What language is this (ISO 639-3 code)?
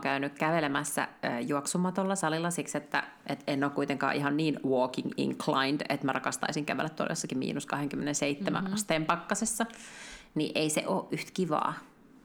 fin